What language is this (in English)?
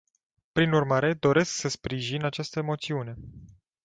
Romanian